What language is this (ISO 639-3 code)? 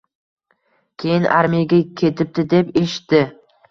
uzb